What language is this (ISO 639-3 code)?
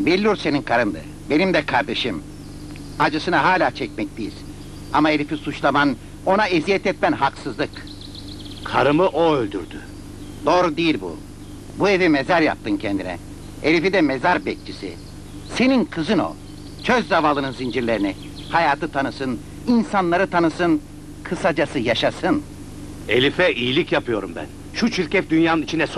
tur